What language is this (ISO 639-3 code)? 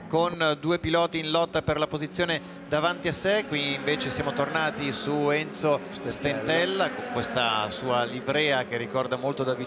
ita